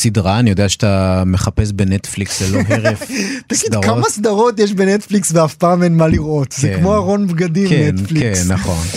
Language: Hebrew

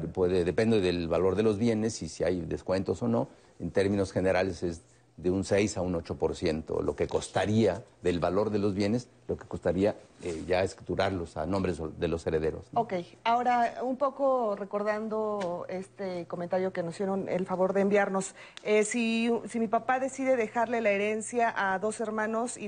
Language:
Spanish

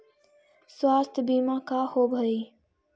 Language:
Magahi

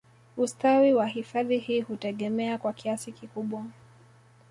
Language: Swahili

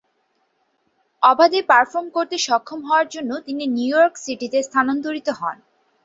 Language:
Bangla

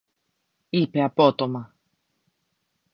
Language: Greek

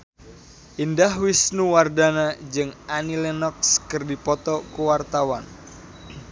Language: Sundanese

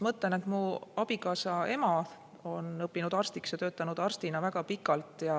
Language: Estonian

